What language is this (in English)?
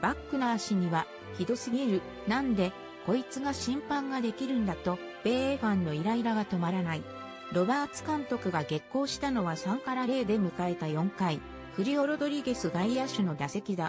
Japanese